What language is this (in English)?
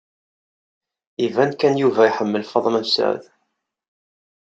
Kabyle